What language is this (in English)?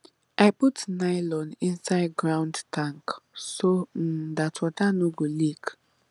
Nigerian Pidgin